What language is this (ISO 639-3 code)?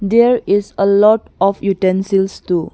eng